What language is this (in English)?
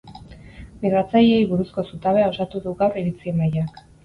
Basque